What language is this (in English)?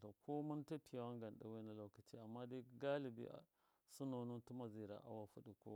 Miya